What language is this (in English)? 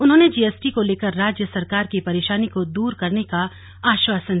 Hindi